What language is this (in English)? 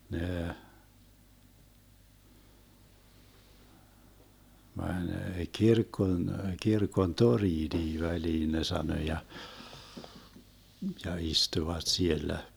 Finnish